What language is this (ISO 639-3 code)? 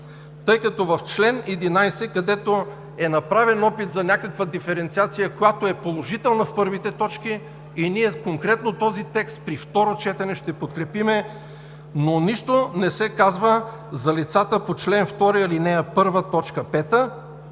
bul